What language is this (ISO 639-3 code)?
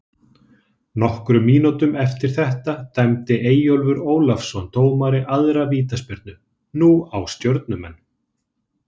isl